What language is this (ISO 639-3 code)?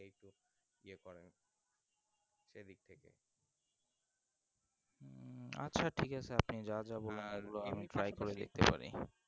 ben